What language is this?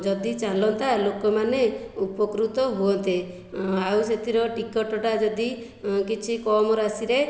Odia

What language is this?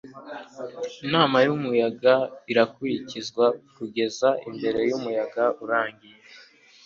Kinyarwanda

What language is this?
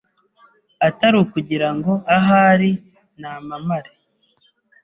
Kinyarwanda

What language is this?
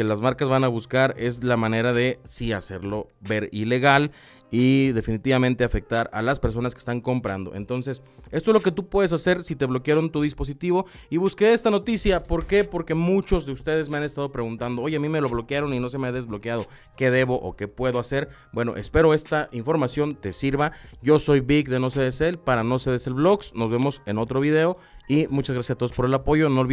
Spanish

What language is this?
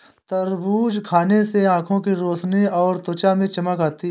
Hindi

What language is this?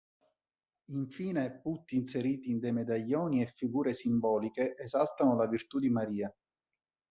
Italian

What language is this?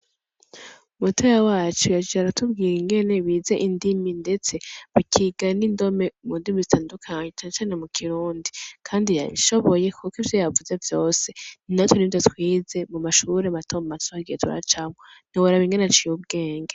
Rundi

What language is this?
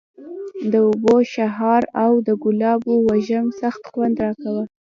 Pashto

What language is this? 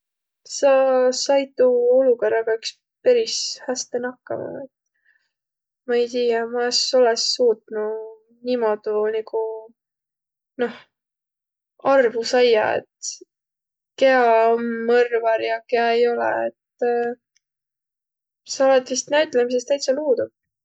Võro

